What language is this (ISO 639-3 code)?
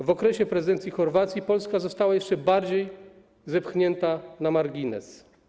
pol